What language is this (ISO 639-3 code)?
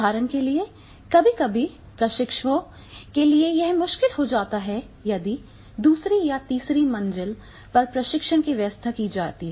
hin